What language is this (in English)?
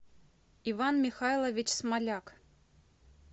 Russian